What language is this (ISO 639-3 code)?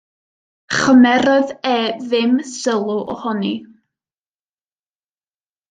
cym